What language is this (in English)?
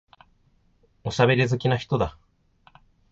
Japanese